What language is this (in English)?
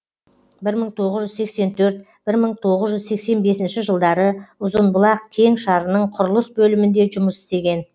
Kazakh